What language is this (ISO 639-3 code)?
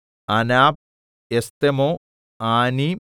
mal